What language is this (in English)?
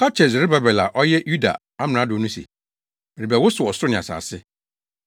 Akan